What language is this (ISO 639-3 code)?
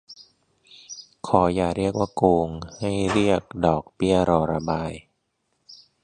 tha